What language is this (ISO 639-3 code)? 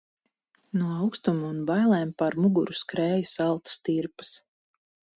lav